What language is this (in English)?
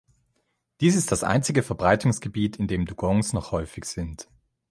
German